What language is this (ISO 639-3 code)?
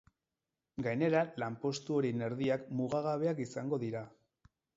eus